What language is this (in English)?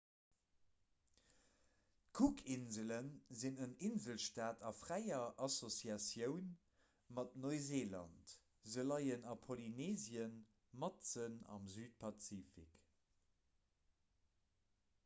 Luxembourgish